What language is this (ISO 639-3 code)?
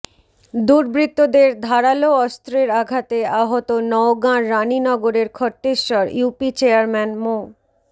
ben